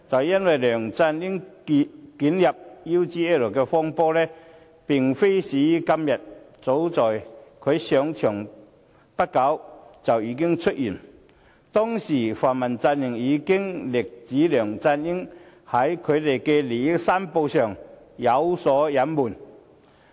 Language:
Cantonese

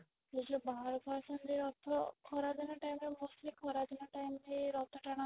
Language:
Odia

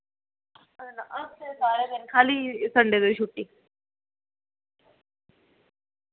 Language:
Dogri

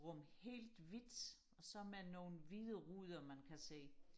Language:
Danish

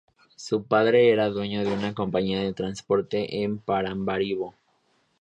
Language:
Spanish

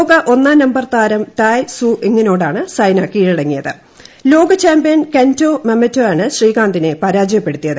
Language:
Malayalam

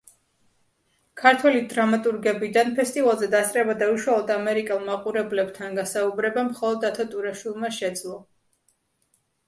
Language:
Georgian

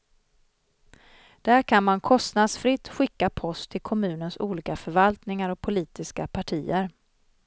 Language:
Swedish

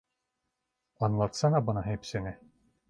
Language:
Turkish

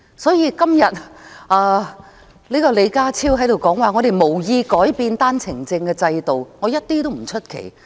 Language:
Cantonese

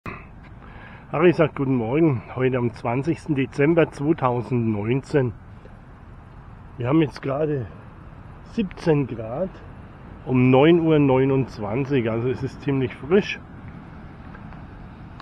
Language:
German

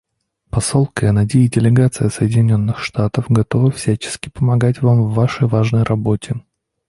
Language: Russian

